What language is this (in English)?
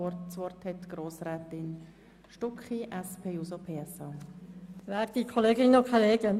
Swiss German